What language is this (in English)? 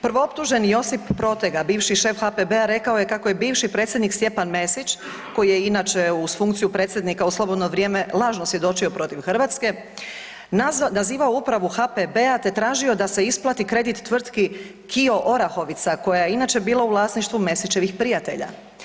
Croatian